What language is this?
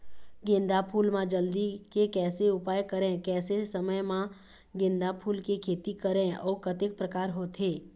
Chhattisgarhi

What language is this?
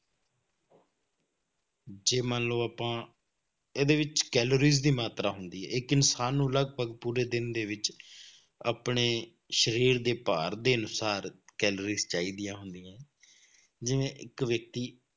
Punjabi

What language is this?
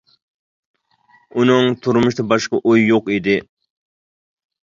Uyghur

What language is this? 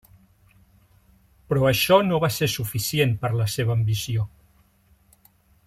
Catalan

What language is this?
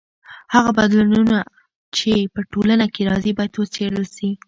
Pashto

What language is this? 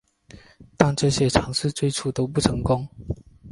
Chinese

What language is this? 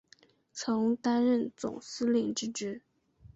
Chinese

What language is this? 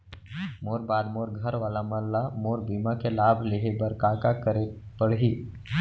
Chhattisgarhi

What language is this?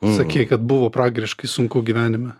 Lithuanian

